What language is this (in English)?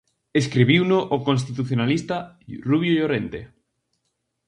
Galician